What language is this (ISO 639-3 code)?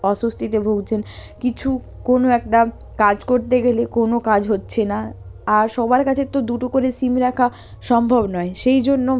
ben